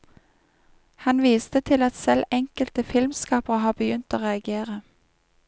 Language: Norwegian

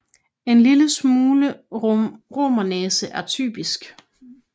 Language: Danish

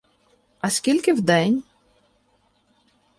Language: Ukrainian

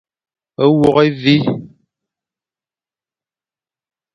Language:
Fang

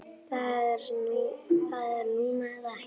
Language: Icelandic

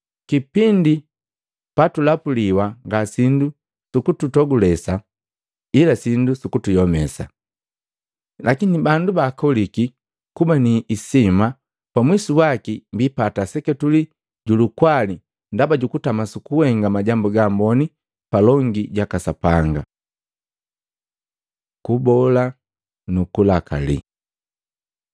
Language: Matengo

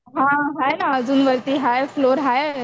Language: Marathi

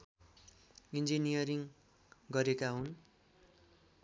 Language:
Nepali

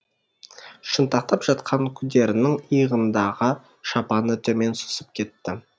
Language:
Kazakh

